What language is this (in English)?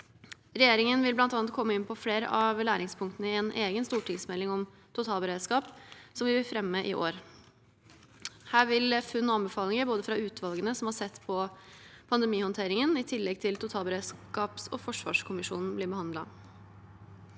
Norwegian